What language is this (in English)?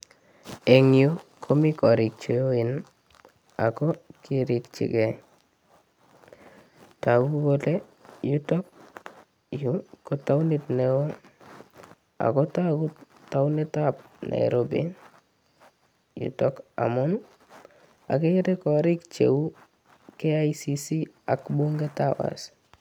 Kalenjin